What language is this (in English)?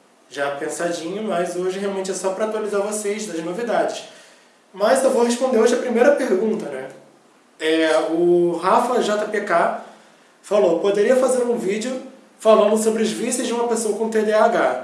Portuguese